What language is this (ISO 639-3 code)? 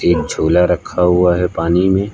hin